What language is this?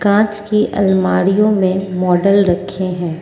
Hindi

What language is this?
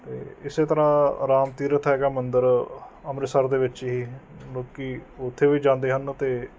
Punjabi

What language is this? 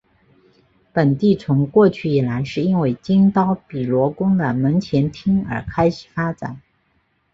Chinese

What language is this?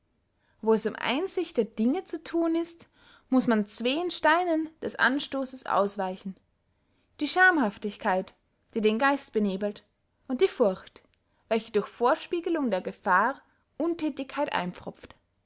German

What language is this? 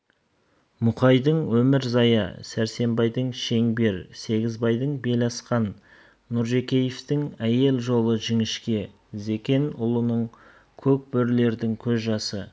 Kazakh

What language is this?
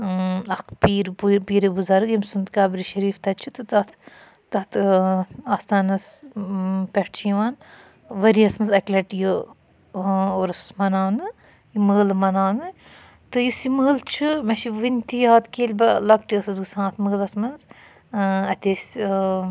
Kashmiri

